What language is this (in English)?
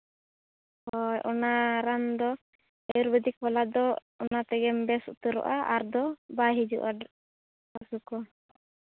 Santali